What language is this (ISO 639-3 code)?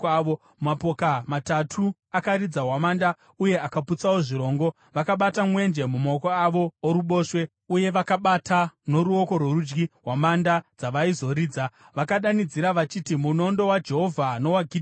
sna